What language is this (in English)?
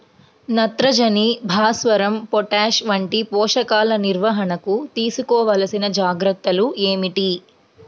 Telugu